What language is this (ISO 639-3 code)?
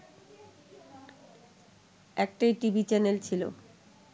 ben